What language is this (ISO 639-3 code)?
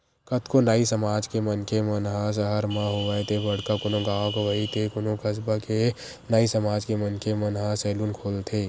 hne